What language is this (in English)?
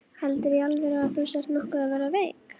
Icelandic